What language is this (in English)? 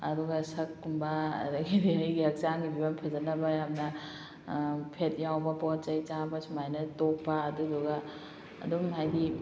Manipuri